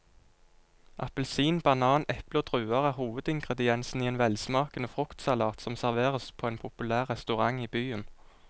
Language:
Norwegian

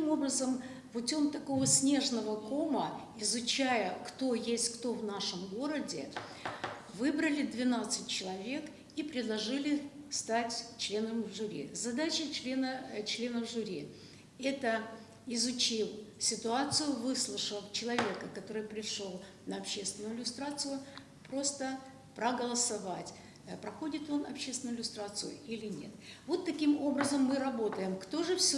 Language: Russian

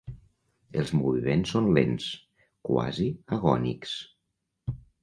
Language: Catalan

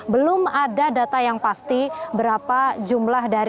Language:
Indonesian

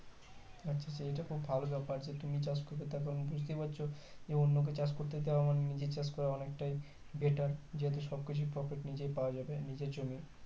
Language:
Bangla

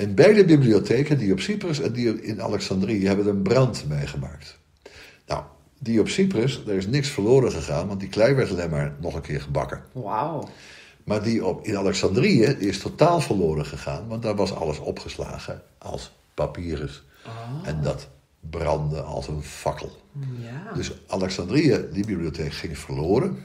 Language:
Dutch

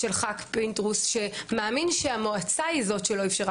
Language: Hebrew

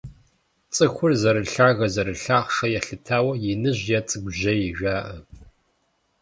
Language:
Kabardian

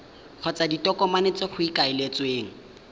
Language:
Tswana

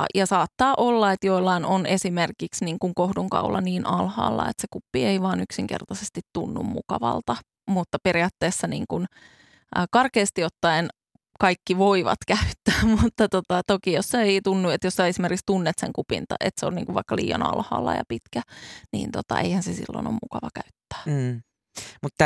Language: Finnish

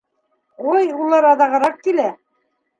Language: Bashkir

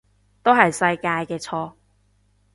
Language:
Cantonese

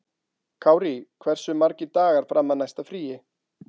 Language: Icelandic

